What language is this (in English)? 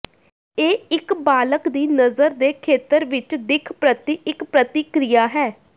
Punjabi